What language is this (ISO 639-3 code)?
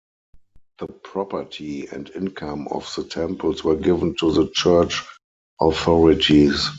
eng